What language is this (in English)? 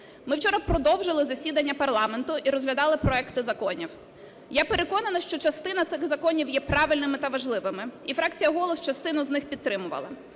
Ukrainian